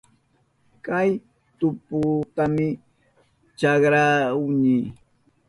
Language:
Southern Pastaza Quechua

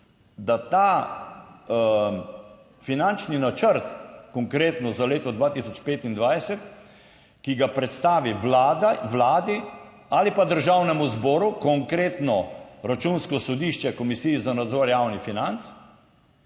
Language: Slovenian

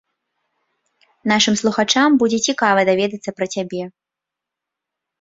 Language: Belarusian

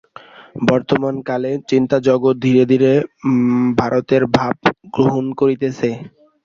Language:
Bangla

